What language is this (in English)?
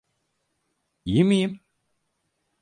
Turkish